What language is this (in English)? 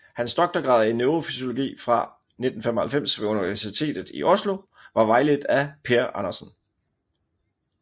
Danish